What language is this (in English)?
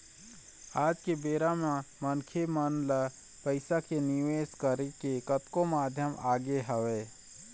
Chhattisgarhi